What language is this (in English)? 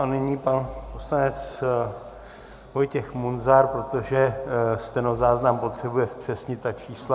Czech